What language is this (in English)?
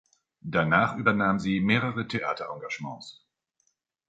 German